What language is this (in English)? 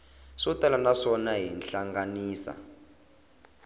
Tsonga